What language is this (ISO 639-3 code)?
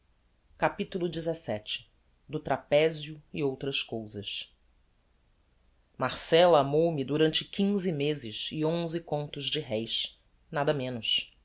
por